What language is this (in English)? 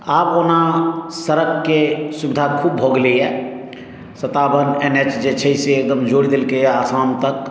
Maithili